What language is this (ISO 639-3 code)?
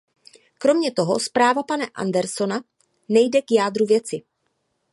ces